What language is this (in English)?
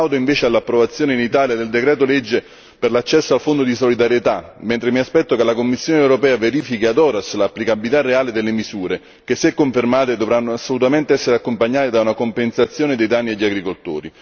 Italian